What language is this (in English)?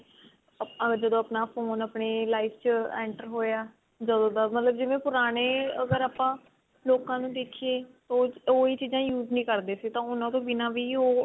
Punjabi